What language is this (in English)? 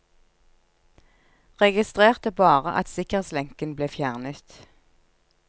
Norwegian